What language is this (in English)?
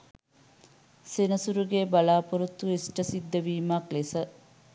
Sinhala